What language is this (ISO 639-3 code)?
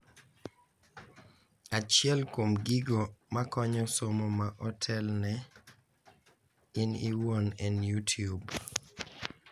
luo